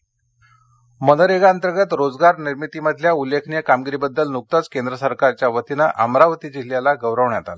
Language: Marathi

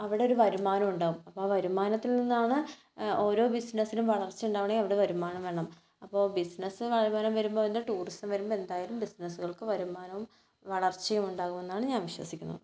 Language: Malayalam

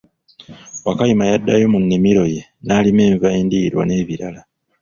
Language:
Ganda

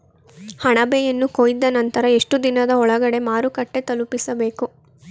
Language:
Kannada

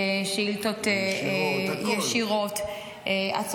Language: Hebrew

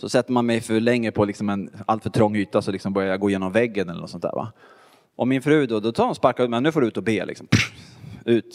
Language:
Swedish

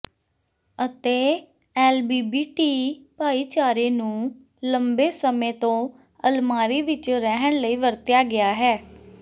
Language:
Punjabi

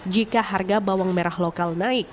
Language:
Indonesian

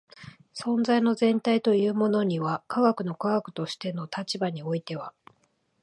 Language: Japanese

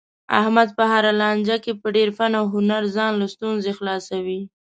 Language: Pashto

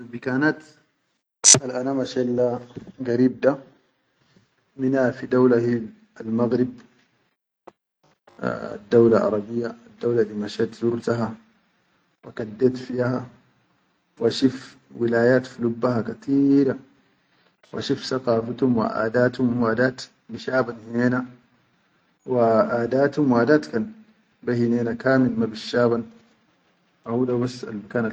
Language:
Chadian Arabic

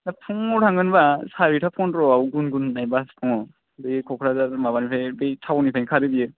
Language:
Bodo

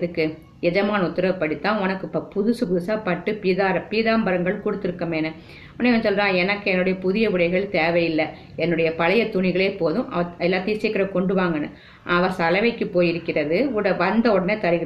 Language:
Tamil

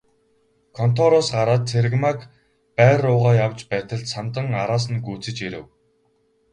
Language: Mongolian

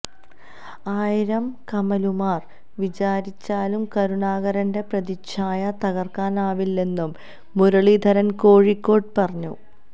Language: Malayalam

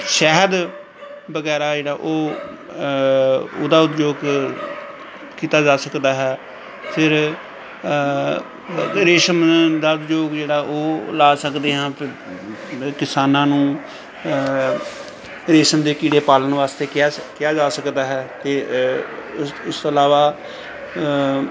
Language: Punjabi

